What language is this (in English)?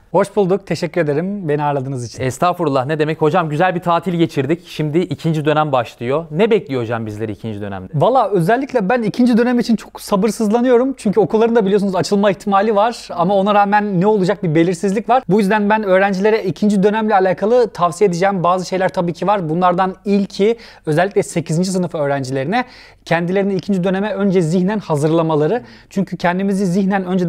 Turkish